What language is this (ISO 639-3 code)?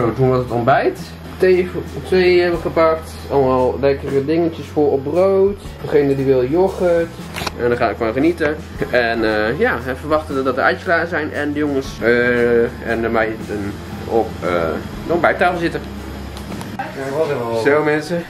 nld